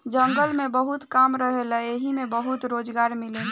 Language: Bhojpuri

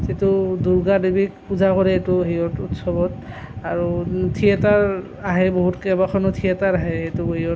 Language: Assamese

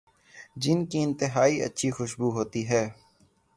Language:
Urdu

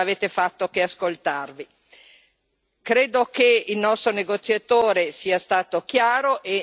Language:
Italian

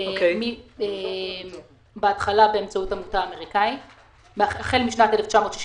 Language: Hebrew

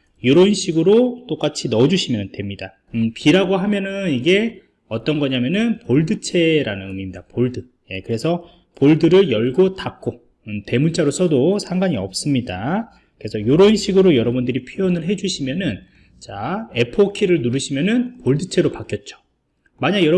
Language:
Korean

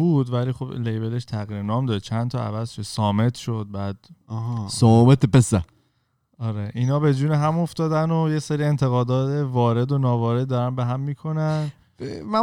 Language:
Persian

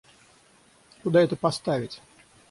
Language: Russian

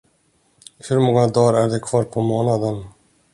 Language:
Swedish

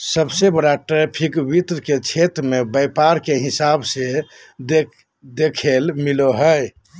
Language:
Magahi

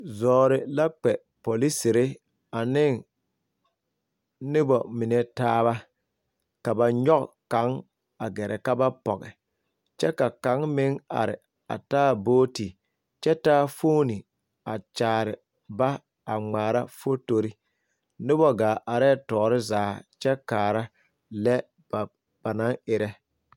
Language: Southern Dagaare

